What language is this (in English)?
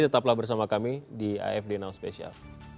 Indonesian